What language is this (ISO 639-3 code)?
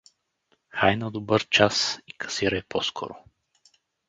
bul